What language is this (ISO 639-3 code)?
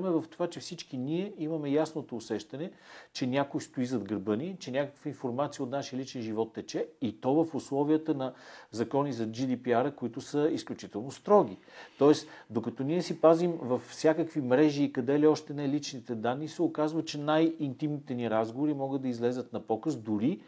bul